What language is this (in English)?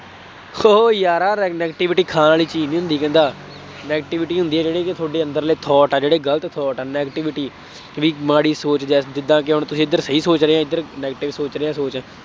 Punjabi